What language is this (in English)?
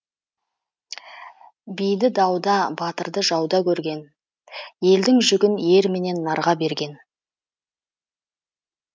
Kazakh